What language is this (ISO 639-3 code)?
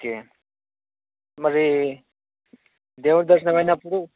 tel